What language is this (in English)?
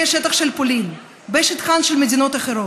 Hebrew